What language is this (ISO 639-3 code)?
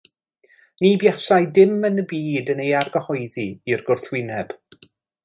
cym